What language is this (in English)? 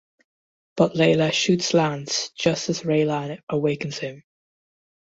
English